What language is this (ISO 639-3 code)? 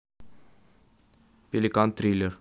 rus